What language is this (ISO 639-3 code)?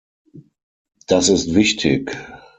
deu